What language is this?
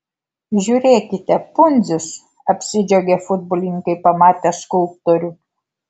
Lithuanian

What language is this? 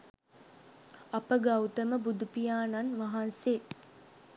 Sinhala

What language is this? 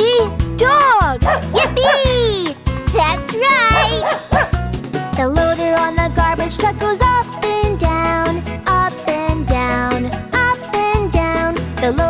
English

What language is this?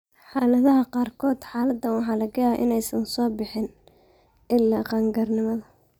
Somali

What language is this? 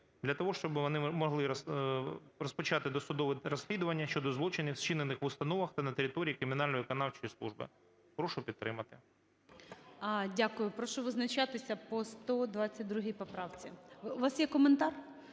Ukrainian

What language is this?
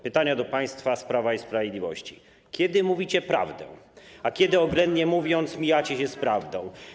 Polish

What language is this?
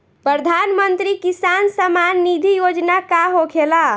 Bhojpuri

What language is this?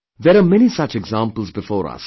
English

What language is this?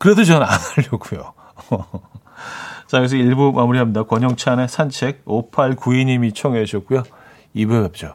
Korean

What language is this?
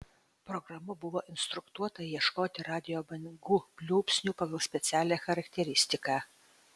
Lithuanian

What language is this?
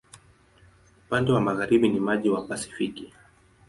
Swahili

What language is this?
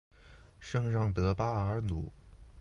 Chinese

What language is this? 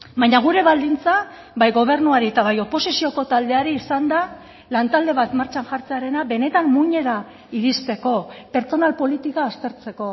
Basque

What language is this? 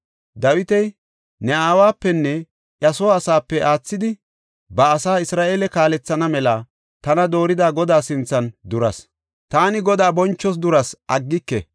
Gofa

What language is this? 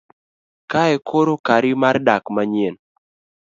Luo (Kenya and Tanzania)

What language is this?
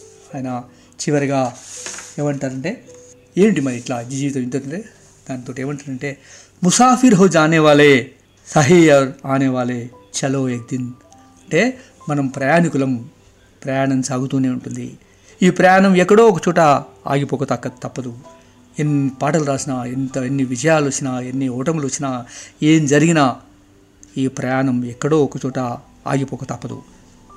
Telugu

